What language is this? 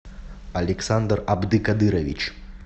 Russian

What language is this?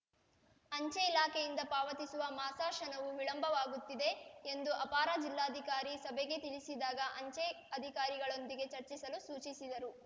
Kannada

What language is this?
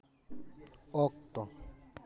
Santali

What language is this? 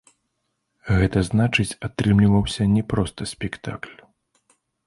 Belarusian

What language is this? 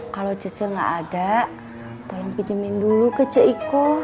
Indonesian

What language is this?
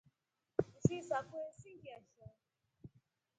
Rombo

